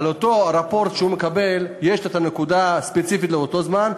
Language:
Hebrew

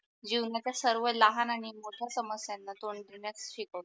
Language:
Marathi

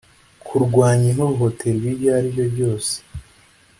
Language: Kinyarwanda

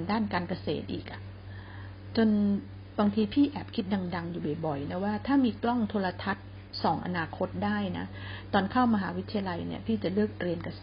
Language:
Thai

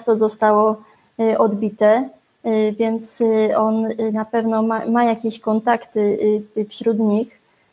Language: Polish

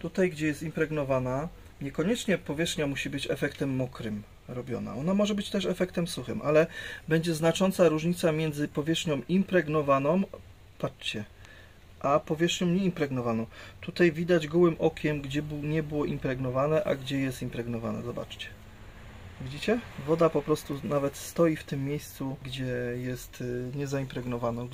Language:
Polish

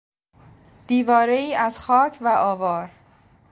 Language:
Persian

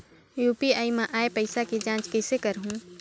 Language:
Chhattisgarhi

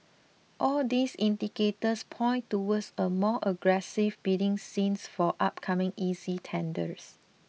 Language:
English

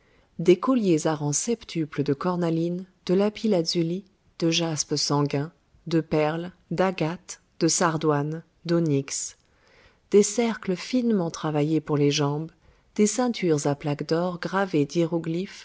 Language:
French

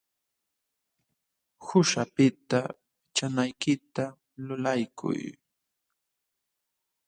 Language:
Jauja Wanca Quechua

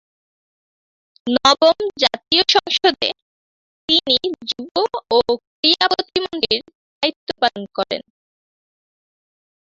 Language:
Bangla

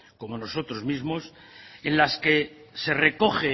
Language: Spanish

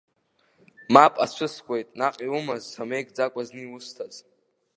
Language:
Abkhazian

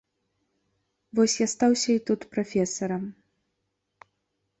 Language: Belarusian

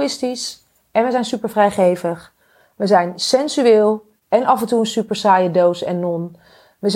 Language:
Dutch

